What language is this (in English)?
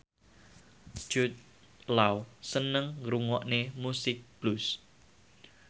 Javanese